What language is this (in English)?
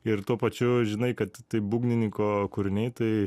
Lithuanian